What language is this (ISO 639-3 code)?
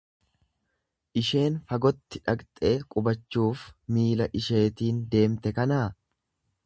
orm